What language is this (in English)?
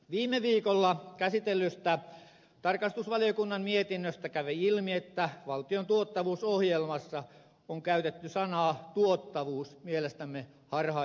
Finnish